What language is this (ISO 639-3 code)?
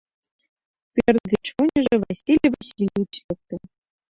chm